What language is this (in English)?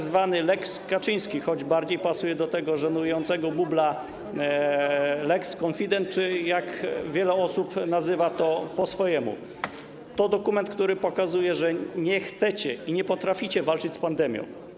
Polish